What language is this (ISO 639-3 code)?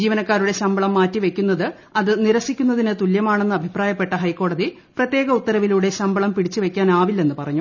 mal